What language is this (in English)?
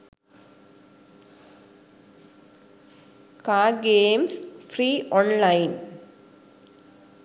Sinhala